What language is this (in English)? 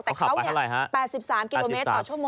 Thai